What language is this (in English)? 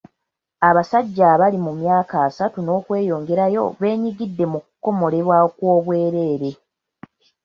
Ganda